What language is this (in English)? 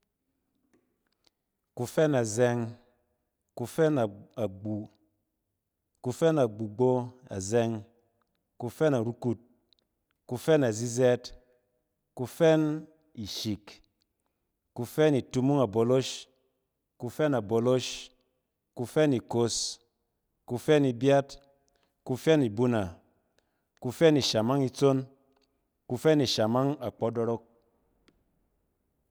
Cen